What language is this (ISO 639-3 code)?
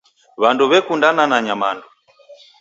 dav